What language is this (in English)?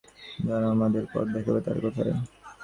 Bangla